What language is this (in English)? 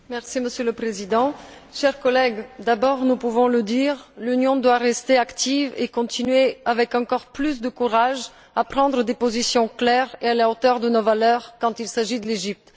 French